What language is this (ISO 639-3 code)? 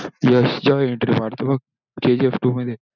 mar